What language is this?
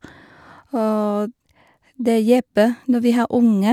Norwegian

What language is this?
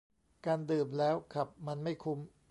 Thai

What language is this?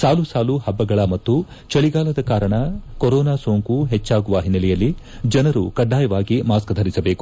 Kannada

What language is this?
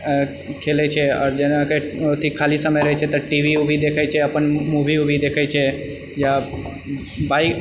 Maithili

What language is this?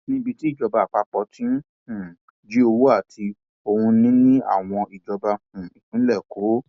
Yoruba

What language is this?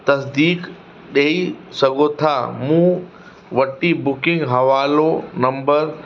Sindhi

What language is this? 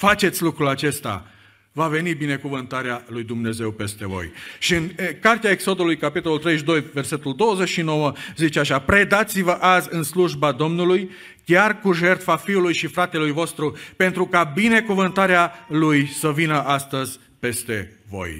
Romanian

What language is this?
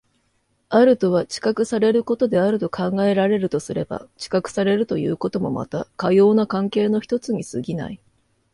Japanese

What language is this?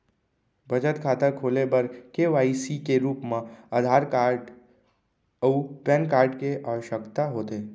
Chhattisgarhi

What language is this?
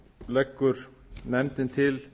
Icelandic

